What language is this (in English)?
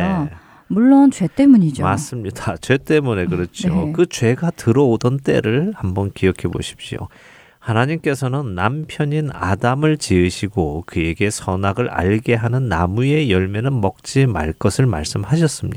Korean